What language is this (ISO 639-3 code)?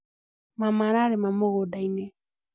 kik